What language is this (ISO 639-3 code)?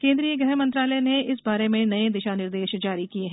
hin